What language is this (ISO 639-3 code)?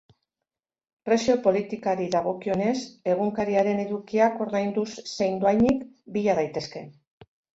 eus